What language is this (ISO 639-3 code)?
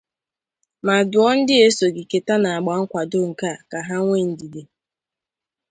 ibo